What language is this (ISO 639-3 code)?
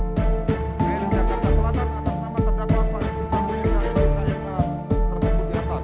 ind